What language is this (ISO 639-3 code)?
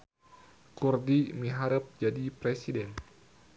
sun